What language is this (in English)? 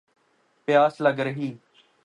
Urdu